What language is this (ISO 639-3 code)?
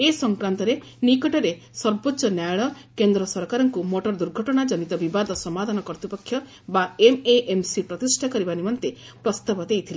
ori